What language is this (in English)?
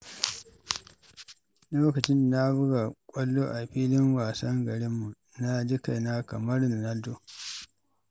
Hausa